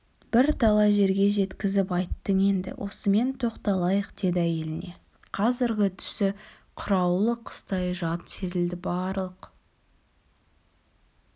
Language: Kazakh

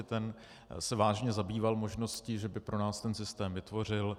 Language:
Czech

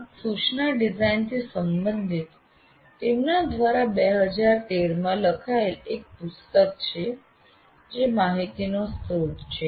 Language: Gujarati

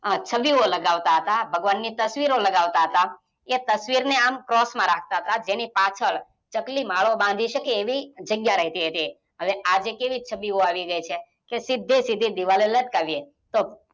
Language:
Gujarati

